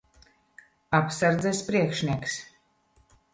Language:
Latvian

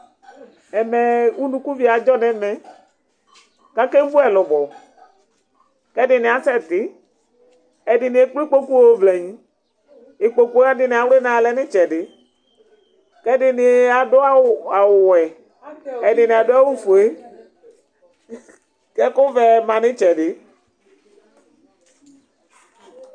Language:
Ikposo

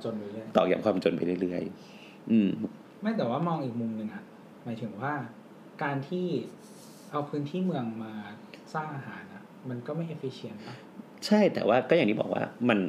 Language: Thai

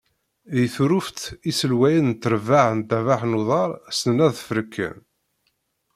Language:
Kabyle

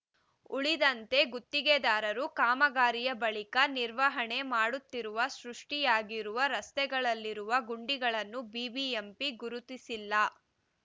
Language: Kannada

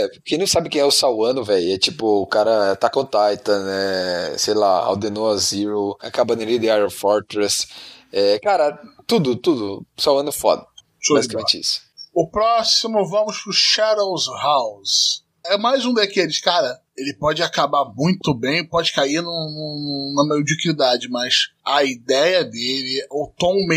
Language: Portuguese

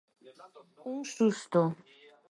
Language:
Galician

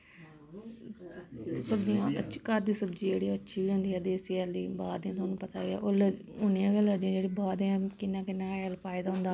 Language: Dogri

